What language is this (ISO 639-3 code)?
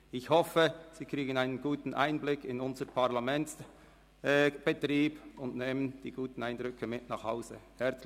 gsw